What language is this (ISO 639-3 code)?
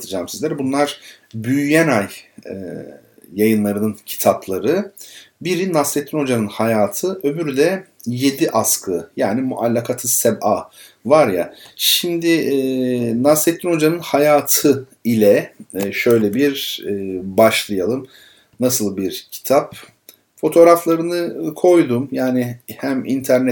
tur